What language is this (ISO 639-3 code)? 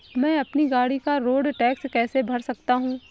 hin